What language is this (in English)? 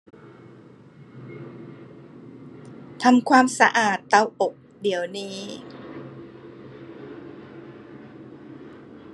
Thai